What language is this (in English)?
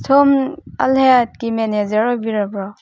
Manipuri